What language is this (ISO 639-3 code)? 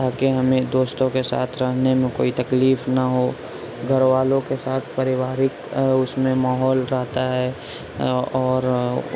urd